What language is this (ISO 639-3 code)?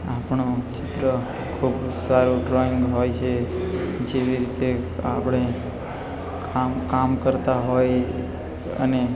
guj